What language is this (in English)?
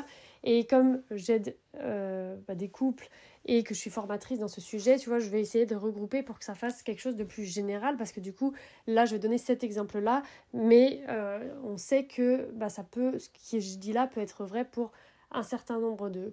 French